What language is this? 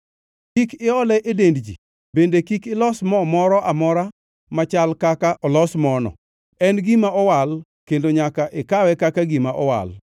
Luo (Kenya and Tanzania)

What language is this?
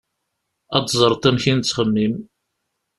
Kabyle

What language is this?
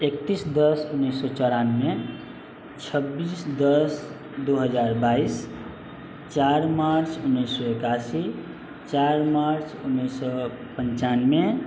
Maithili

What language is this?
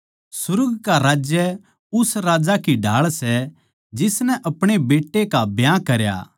Haryanvi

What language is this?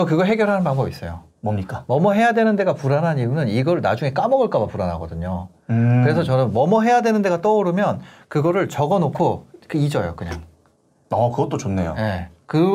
Korean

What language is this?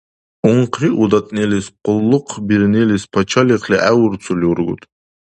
Dargwa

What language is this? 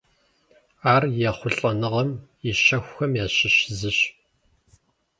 Kabardian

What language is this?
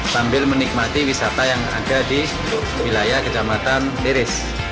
Indonesian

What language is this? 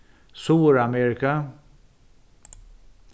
Faroese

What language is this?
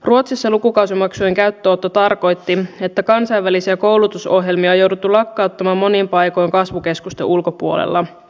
Finnish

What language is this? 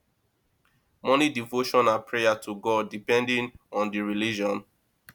Nigerian Pidgin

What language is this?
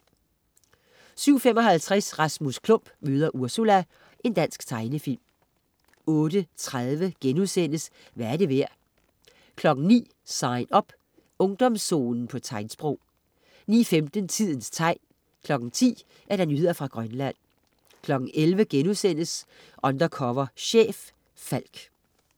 Danish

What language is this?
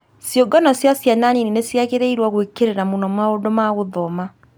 Kikuyu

